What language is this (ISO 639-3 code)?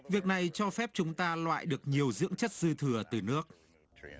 vie